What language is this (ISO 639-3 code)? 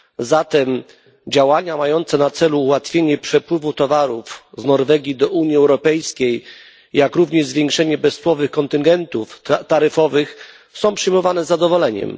pol